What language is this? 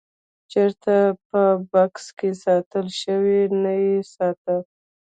Pashto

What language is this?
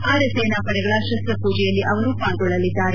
Kannada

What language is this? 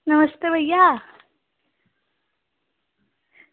Dogri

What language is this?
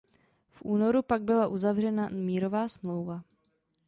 Czech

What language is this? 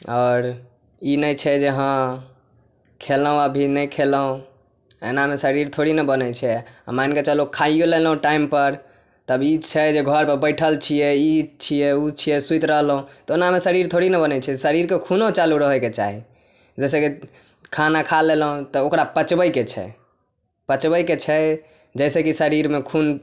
Maithili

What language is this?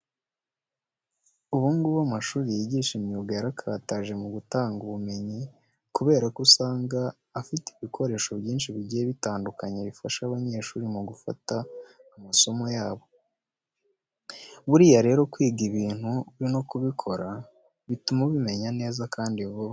Kinyarwanda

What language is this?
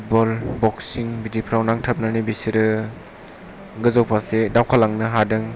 Bodo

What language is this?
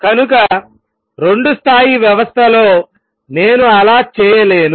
Telugu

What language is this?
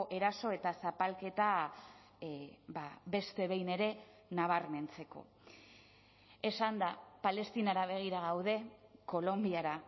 Basque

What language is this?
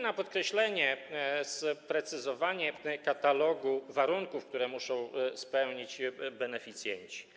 Polish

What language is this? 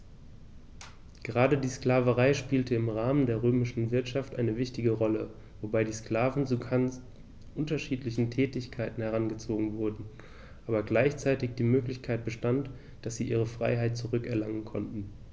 German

